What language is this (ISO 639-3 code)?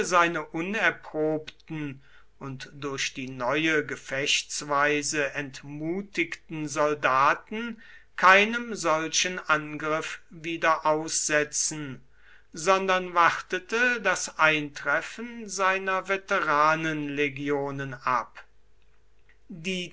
deu